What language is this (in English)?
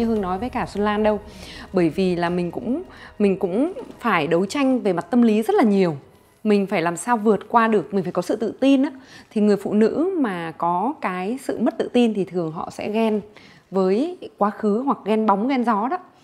Vietnamese